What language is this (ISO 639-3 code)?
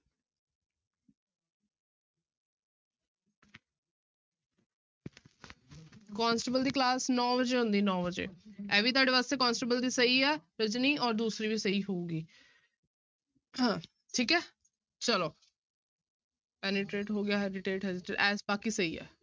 pan